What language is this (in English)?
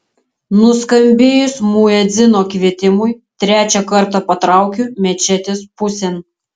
Lithuanian